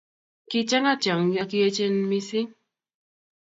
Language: Kalenjin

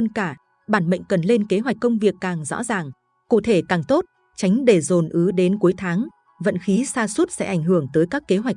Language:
Vietnamese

